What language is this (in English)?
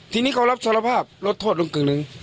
Thai